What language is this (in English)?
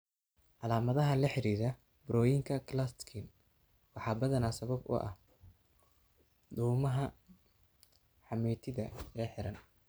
Somali